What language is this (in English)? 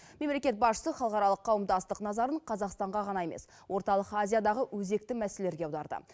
Kazakh